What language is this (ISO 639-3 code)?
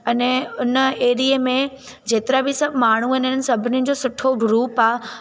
snd